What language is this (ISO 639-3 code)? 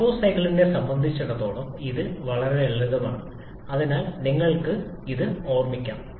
mal